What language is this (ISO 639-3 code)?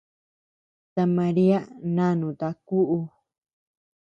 cux